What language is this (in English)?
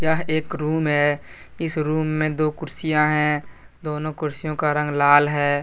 Hindi